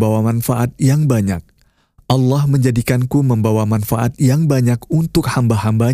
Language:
Indonesian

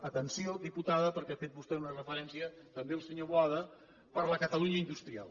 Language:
Catalan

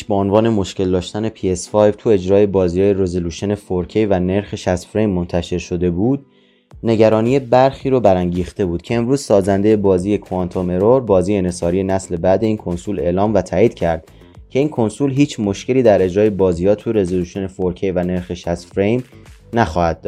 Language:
Persian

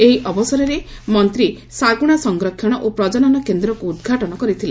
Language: Odia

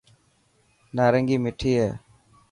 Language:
Dhatki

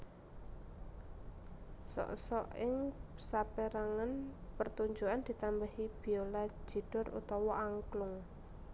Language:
Javanese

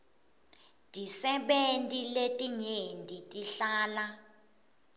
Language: Swati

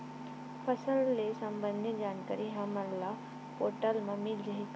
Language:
Chhattisgarhi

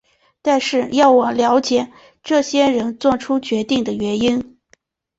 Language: Chinese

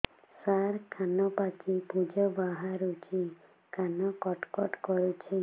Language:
Odia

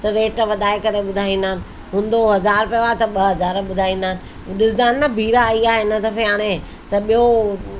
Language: Sindhi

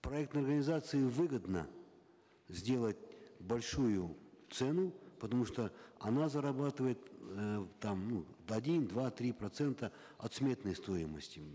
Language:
Kazakh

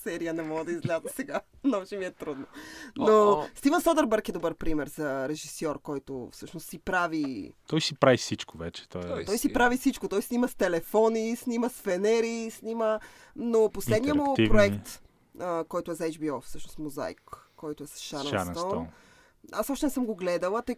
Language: Bulgarian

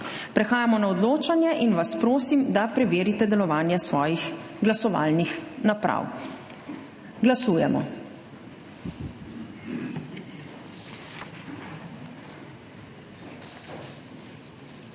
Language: Slovenian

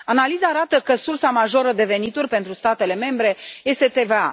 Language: Romanian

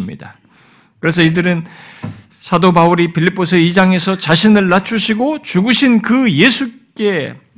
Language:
Korean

